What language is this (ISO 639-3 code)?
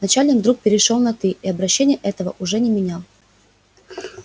rus